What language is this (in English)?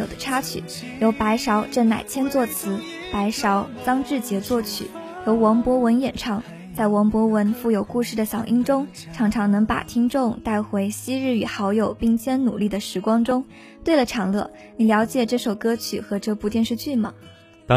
Chinese